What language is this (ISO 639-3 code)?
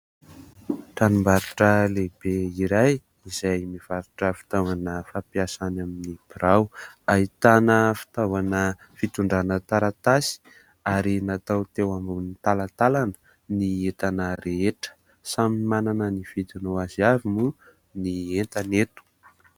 mlg